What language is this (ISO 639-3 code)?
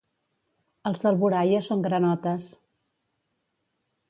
cat